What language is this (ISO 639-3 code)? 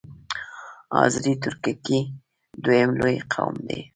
pus